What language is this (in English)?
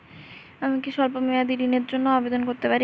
Bangla